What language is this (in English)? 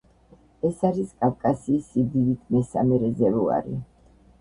Georgian